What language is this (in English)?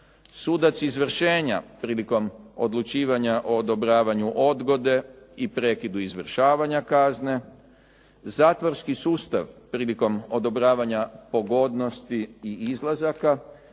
Croatian